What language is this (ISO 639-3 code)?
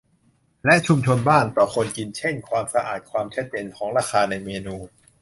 tha